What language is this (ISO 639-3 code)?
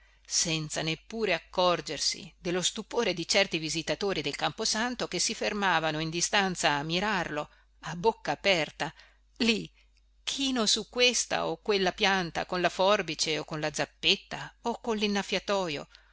ita